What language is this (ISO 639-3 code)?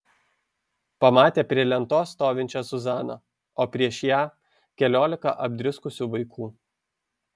lit